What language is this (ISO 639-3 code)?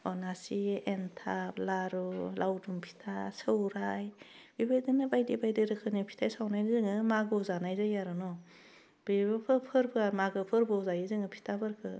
brx